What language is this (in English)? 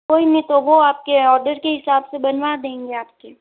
Hindi